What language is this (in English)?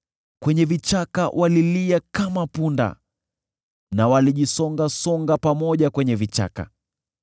Swahili